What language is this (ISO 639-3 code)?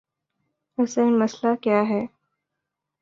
urd